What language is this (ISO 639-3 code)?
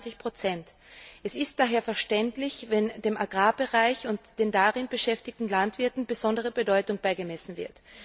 deu